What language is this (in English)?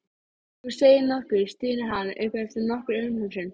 Icelandic